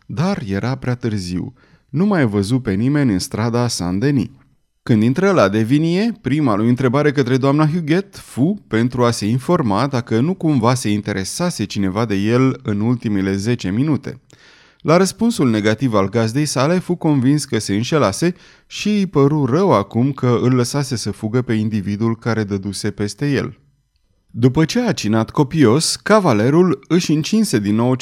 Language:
Romanian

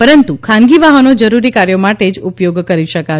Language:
Gujarati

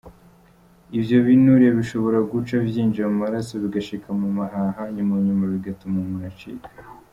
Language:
Kinyarwanda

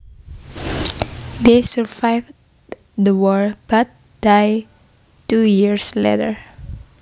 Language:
Javanese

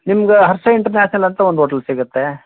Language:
Kannada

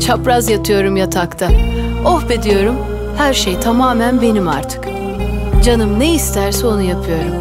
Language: Turkish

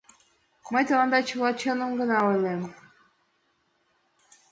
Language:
Mari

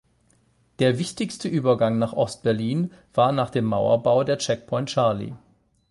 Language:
German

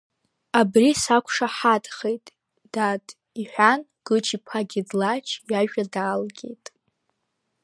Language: Abkhazian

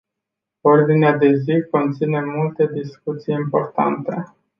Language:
Romanian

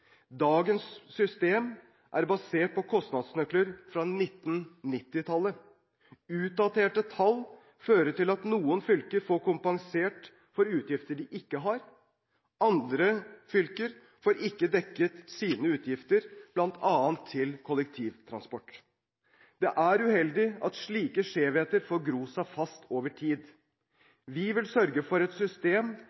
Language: Norwegian Bokmål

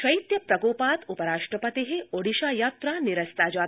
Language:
Sanskrit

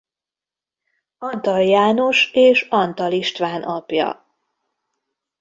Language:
Hungarian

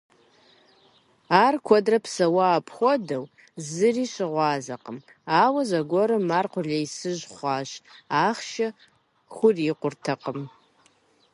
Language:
Kabardian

